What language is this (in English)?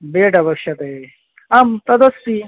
Sanskrit